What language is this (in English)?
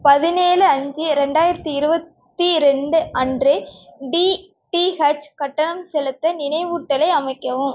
Tamil